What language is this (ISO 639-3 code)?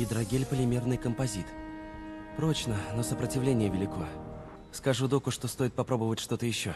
rus